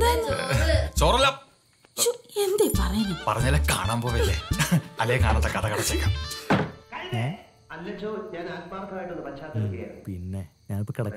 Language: Indonesian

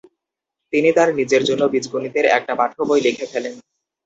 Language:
Bangla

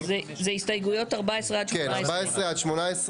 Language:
Hebrew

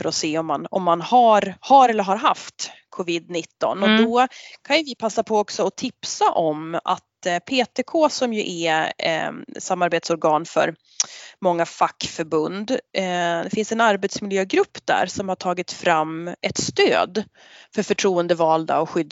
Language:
Swedish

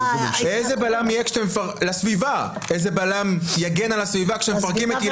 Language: Hebrew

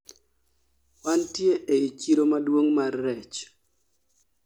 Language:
Luo (Kenya and Tanzania)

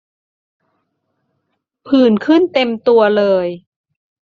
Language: Thai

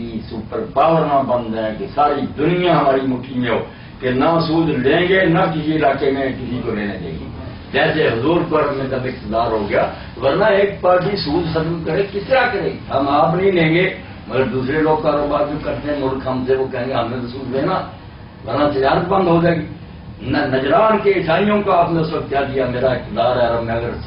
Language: Romanian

